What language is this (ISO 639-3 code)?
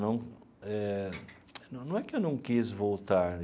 por